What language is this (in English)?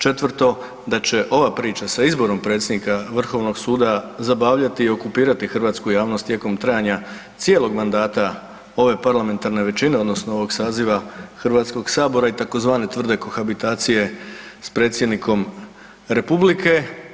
Croatian